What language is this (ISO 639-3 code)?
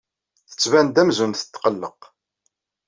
kab